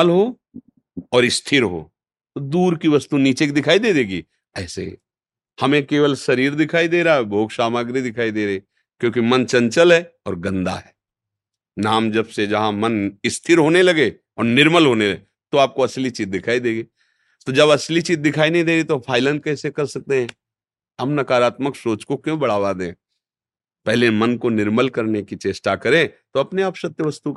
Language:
Hindi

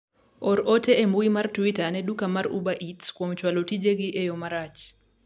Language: Luo (Kenya and Tanzania)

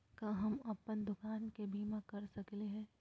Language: Magahi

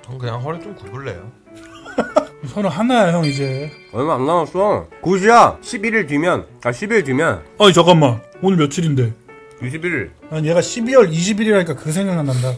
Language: Korean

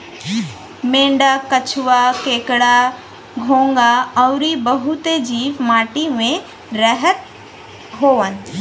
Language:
Bhojpuri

